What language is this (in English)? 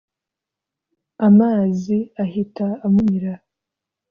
Kinyarwanda